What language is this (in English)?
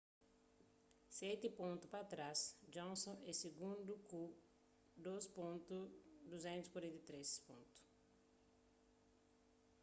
Kabuverdianu